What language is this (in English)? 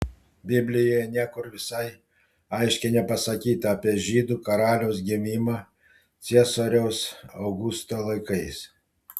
Lithuanian